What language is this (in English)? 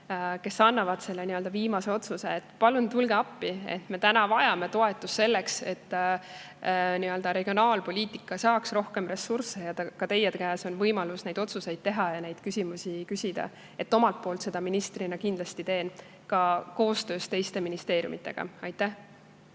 Estonian